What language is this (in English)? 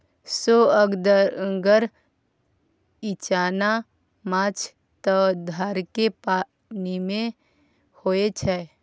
Maithili